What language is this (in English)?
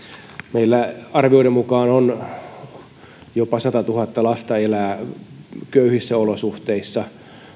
Finnish